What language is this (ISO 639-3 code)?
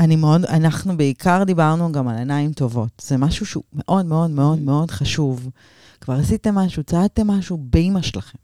heb